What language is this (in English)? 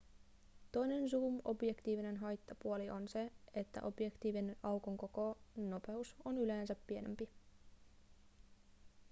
Finnish